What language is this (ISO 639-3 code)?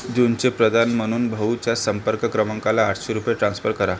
mar